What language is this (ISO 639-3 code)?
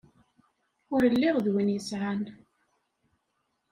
kab